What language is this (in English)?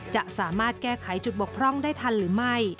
Thai